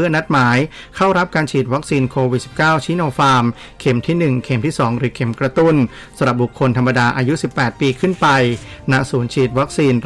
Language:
Thai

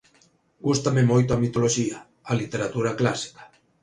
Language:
Galician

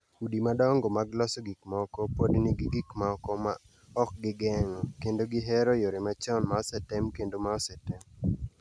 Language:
Luo (Kenya and Tanzania)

